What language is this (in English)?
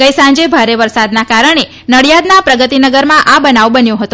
Gujarati